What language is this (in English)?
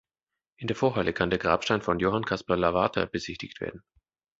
German